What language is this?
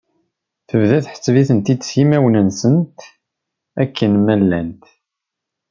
Kabyle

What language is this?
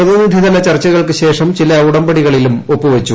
Malayalam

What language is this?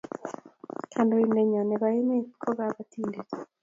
Kalenjin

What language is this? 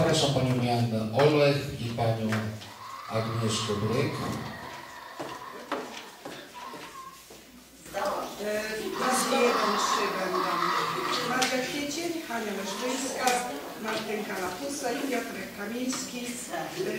Polish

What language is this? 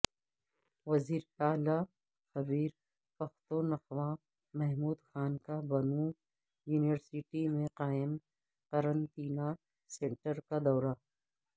Urdu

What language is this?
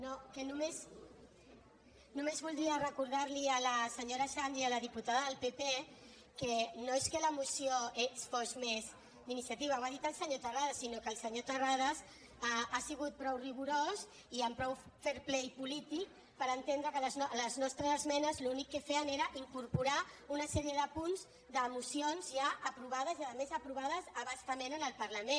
Catalan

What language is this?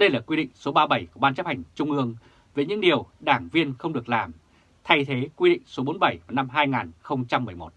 Vietnamese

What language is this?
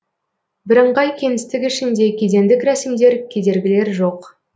Kazakh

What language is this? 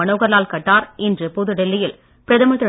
Tamil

